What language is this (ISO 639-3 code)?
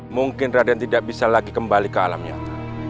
ind